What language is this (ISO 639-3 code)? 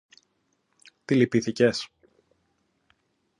ell